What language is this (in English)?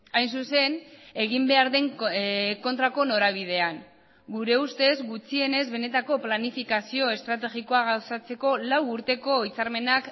Basque